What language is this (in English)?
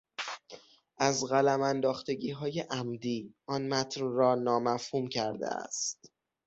Persian